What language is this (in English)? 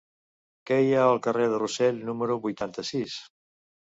Catalan